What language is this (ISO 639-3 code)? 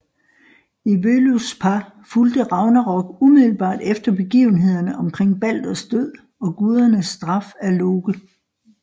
dan